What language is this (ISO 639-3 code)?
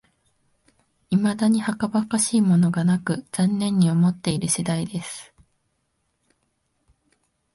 jpn